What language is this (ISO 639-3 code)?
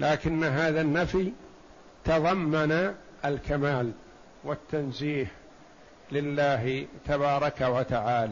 ara